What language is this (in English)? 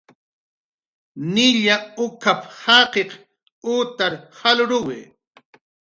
Jaqaru